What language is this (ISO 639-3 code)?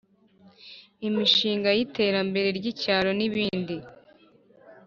kin